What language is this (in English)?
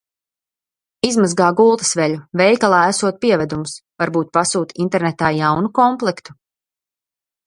Latvian